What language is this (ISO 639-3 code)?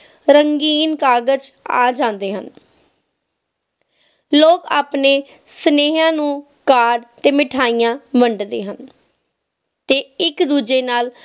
pan